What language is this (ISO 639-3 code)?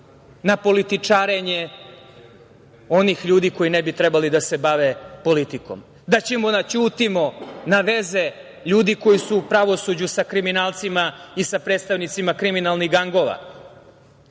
srp